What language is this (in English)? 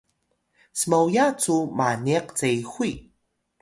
Atayal